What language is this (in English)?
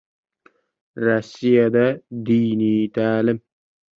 Uzbek